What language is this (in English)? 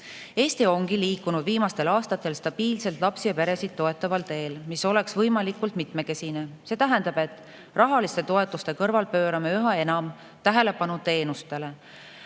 Estonian